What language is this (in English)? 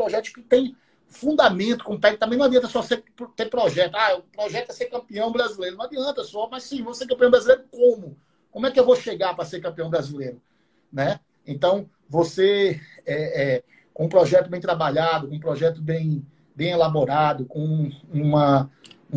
Portuguese